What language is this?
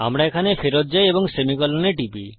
Bangla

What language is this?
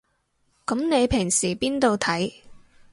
Cantonese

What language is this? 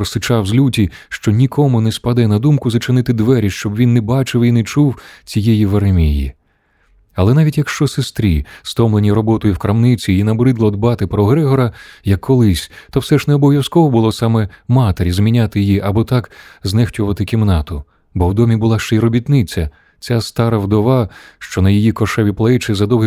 Ukrainian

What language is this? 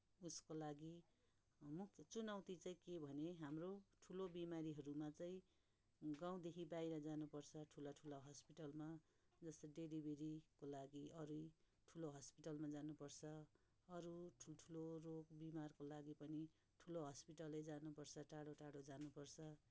Nepali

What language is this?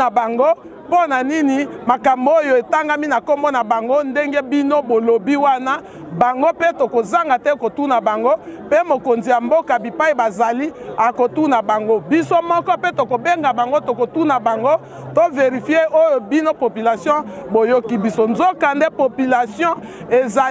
French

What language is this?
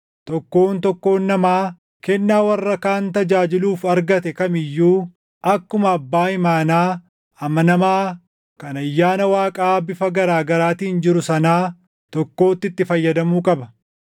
Oromo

